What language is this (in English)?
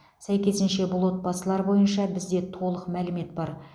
Kazakh